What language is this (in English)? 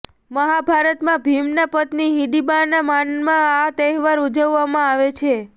Gujarati